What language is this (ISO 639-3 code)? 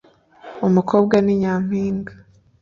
kin